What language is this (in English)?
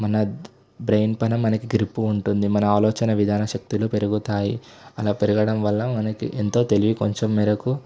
Telugu